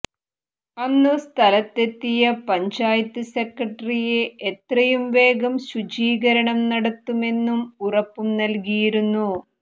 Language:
Malayalam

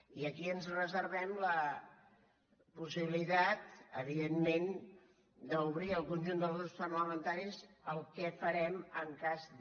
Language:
Catalan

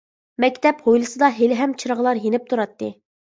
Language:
Uyghur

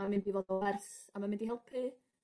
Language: Welsh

